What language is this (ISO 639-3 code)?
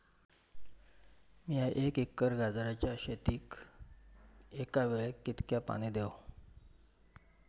mar